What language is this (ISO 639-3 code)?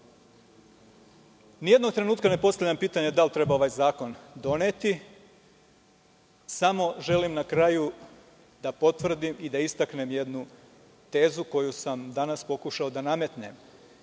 srp